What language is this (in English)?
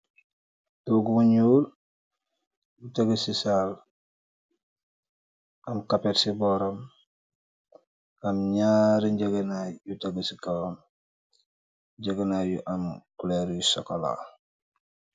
Wolof